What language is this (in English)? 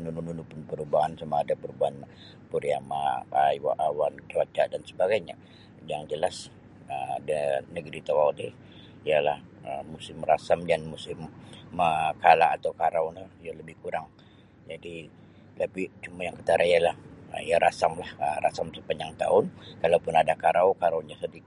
Sabah Bisaya